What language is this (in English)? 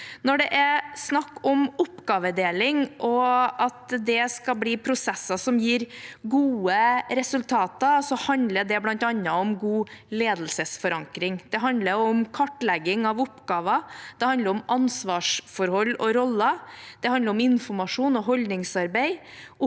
Norwegian